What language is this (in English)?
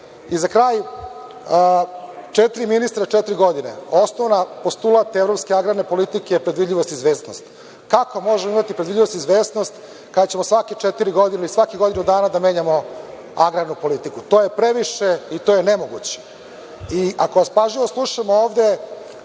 Serbian